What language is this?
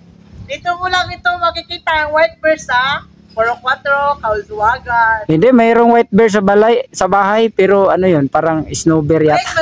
Filipino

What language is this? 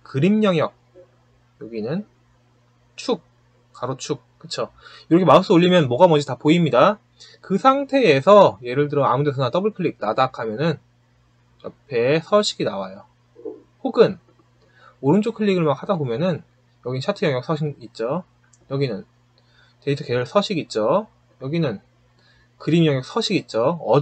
Korean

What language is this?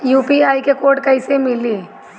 Bhojpuri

